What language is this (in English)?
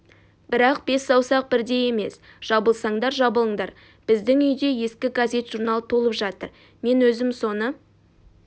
Kazakh